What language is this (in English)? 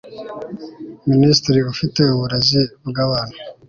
Kinyarwanda